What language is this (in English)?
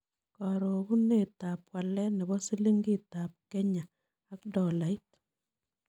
Kalenjin